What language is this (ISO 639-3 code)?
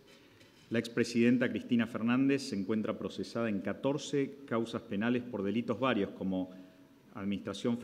spa